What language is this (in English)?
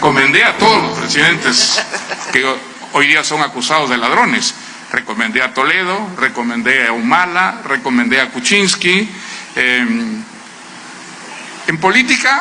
Spanish